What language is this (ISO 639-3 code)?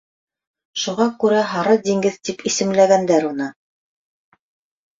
bak